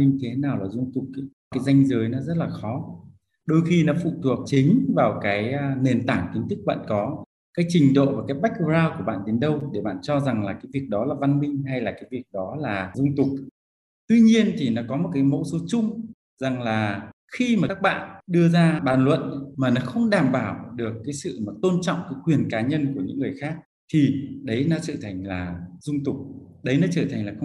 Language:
Vietnamese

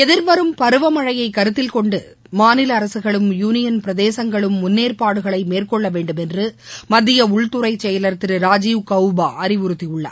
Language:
Tamil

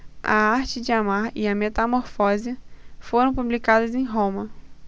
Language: Portuguese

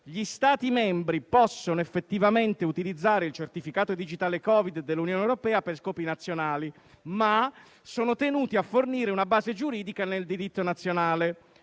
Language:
Italian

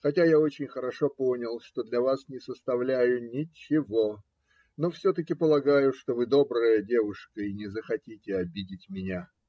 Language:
Russian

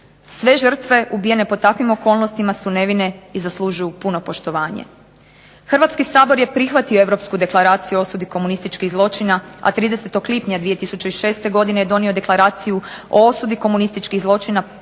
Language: Croatian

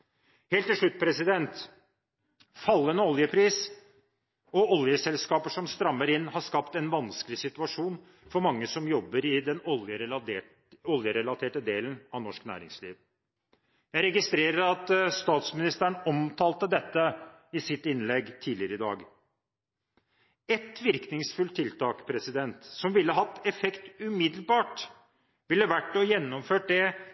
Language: Norwegian Bokmål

